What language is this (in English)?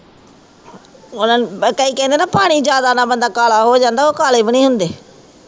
Punjabi